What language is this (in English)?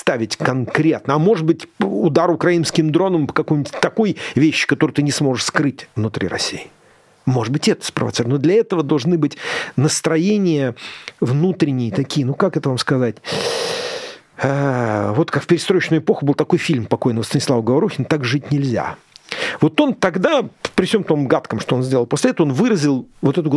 Russian